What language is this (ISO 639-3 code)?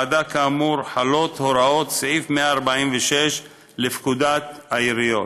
heb